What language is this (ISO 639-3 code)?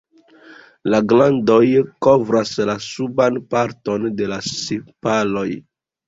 epo